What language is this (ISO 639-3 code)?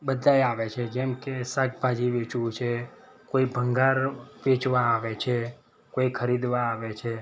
guj